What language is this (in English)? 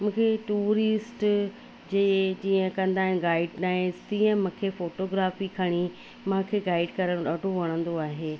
Sindhi